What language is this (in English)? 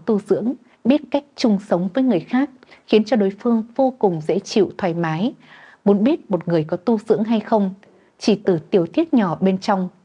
Vietnamese